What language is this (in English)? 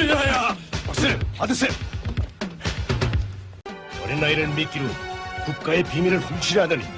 Korean